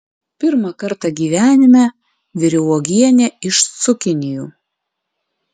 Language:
Lithuanian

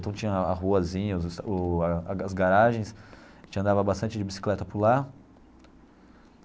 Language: Portuguese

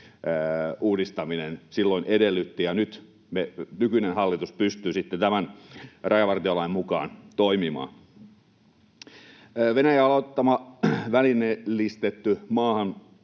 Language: Finnish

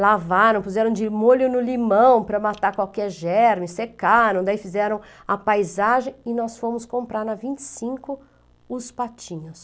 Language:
Portuguese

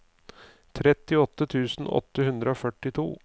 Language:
Norwegian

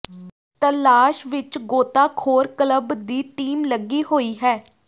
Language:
Punjabi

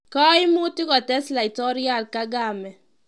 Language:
Kalenjin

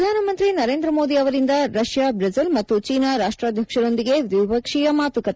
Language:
Kannada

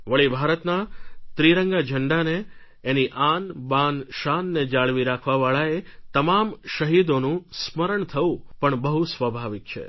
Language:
Gujarati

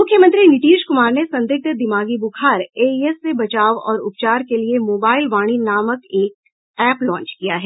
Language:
Hindi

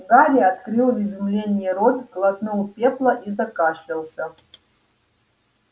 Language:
Russian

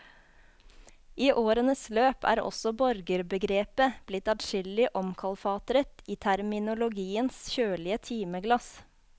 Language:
Norwegian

